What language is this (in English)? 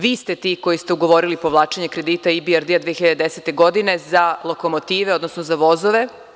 Serbian